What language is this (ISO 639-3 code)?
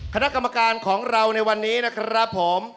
tha